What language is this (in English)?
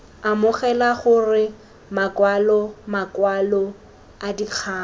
Tswana